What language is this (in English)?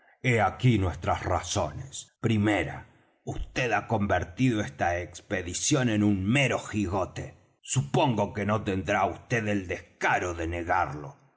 Spanish